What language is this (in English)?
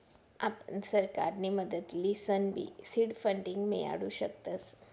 Marathi